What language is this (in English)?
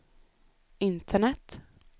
Swedish